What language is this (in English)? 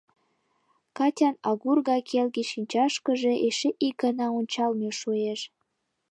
Mari